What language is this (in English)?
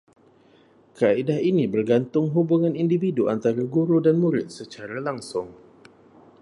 Malay